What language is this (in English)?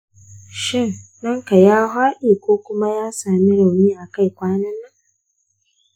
Hausa